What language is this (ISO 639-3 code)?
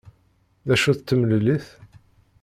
kab